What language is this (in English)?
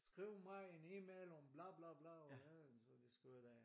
Danish